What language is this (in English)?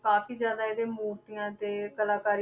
Punjabi